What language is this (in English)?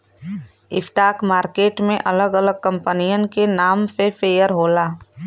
Bhojpuri